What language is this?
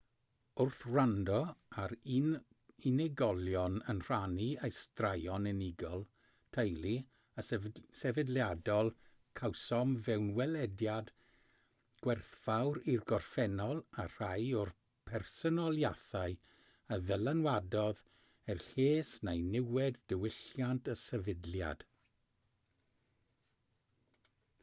Welsh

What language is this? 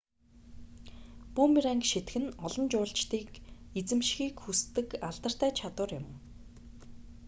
Mongolian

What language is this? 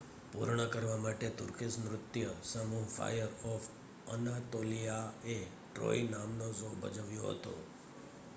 Gujarati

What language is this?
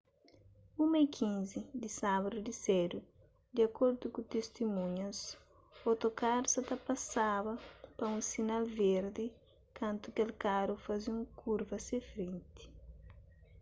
Kabuverdianu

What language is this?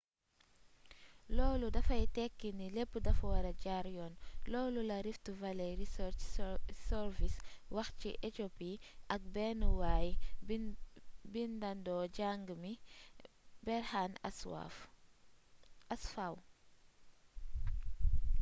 Wolof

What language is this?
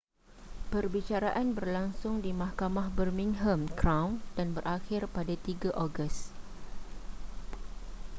Malay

